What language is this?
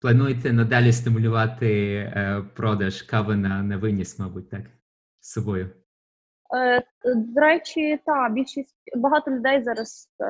Ukrainian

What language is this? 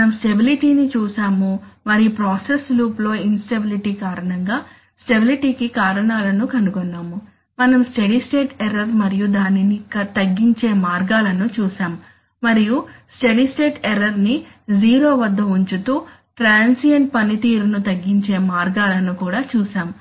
Telugu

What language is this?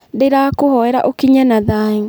Kikuyu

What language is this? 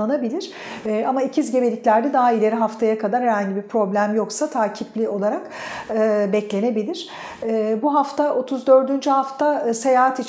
Turkish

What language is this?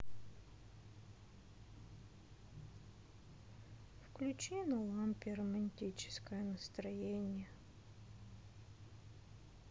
Russian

